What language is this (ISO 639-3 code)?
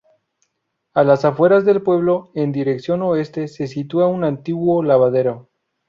spa